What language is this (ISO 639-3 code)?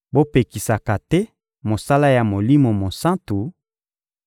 lin